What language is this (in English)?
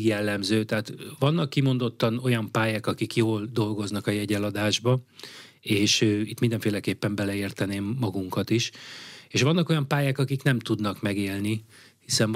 Hungarian